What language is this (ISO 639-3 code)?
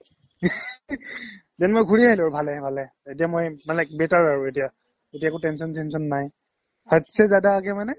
asm